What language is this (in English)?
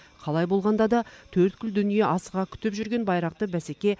Kazakh